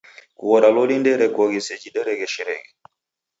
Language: Taita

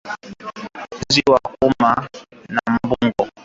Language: Swahili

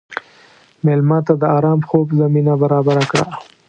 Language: Pashto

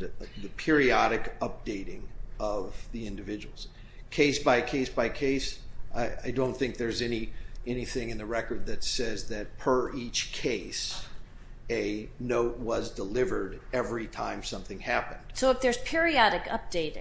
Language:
English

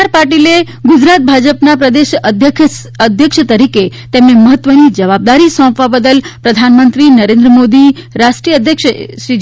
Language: Gujarati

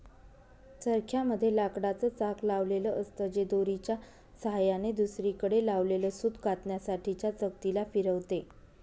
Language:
Marathi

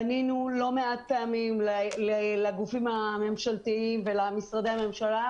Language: Hebrew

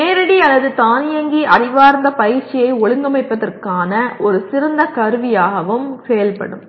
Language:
Tamil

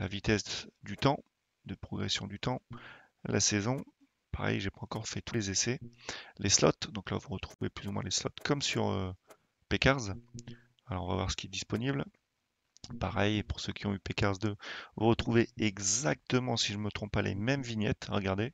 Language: French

